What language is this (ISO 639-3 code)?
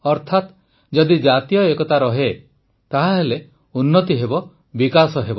ori